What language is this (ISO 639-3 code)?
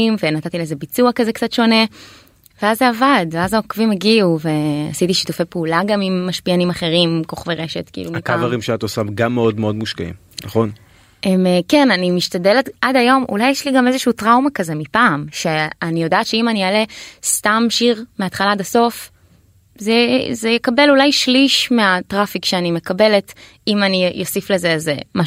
heb